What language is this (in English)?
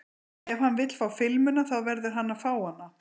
Icelandic